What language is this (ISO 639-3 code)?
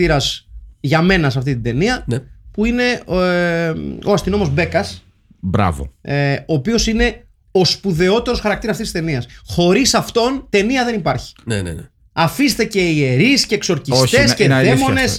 ell